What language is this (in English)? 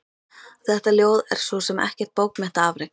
Icelandic